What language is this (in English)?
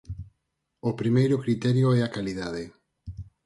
Galician